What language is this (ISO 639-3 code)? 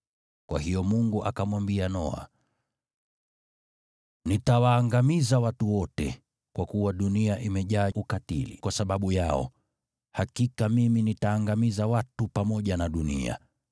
swa